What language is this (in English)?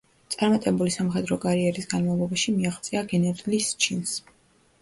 Georgian